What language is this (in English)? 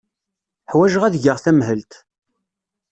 Kabyle